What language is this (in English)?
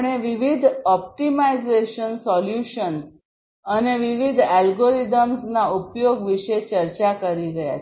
Gujarati